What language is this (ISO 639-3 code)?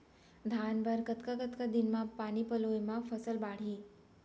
hne